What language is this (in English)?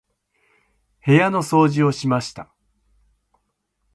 Japanese